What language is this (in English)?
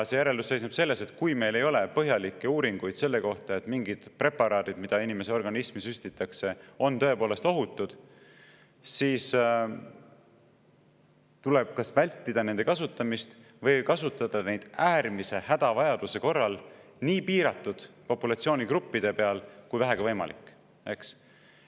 Estonian